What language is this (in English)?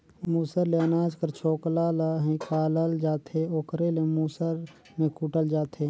Chhattisgarhi